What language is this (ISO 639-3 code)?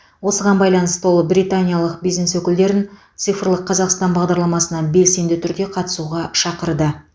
kaz